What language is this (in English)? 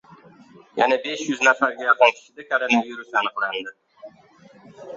Uzbek